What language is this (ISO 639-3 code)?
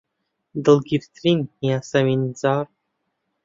ckb